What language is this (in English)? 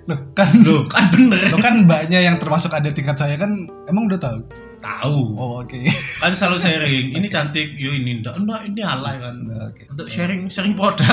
Indonesian